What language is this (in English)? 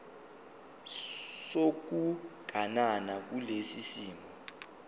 Zulu